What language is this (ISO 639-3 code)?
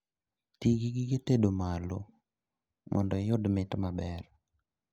luo